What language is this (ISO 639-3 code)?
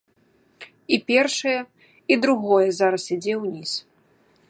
bel